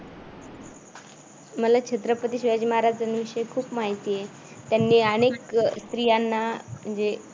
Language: Marathi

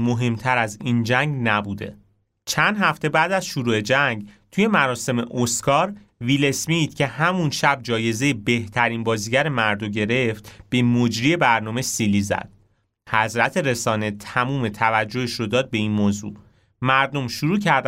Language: Persian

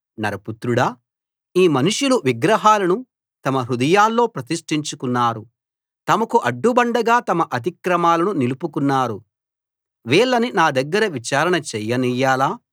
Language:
Telugu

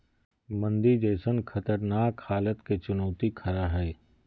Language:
Magahi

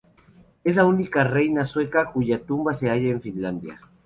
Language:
Spanish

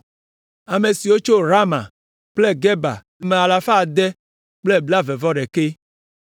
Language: Ewe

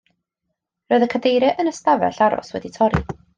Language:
Welsh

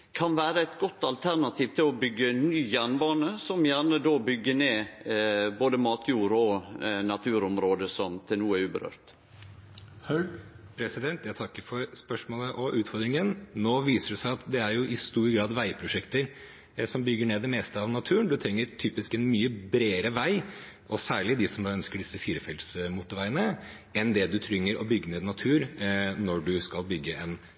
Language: Norwegian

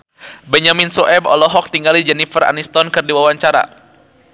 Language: Sundanese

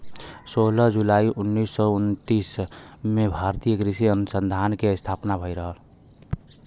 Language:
Bhojpuri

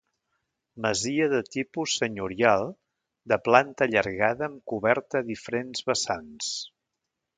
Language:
Catalan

